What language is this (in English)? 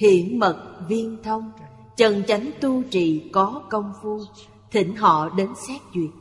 Vietnamese